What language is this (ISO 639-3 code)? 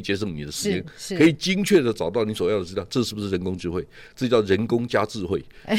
zho